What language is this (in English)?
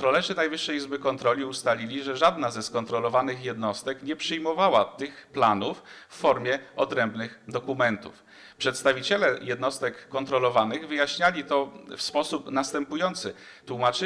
Polish